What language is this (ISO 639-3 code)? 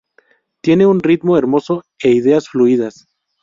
spa